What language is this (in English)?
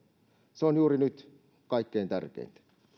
Finnish